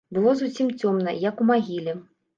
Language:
Belarusian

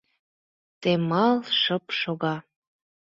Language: Mari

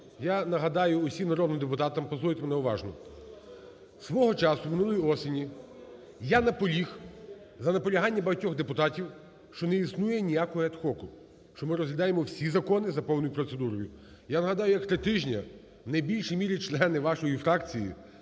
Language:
Ukrainian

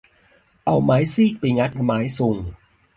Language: Thai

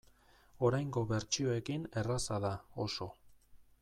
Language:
Basque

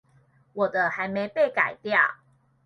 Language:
Chinese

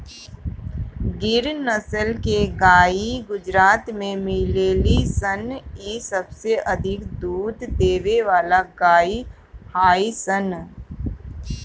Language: Bhojpuri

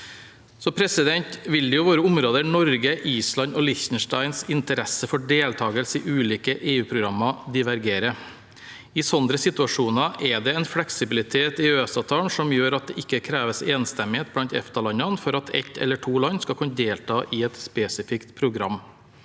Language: Norwegian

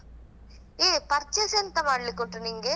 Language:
Kannada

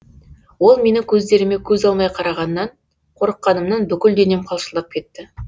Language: Kazakh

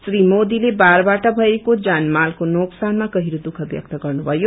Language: Nepali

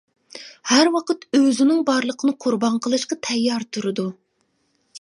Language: Uyghur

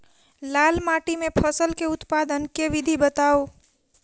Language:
Maithili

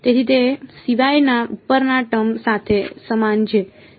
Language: Gujarati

